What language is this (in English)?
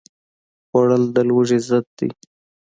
Pashto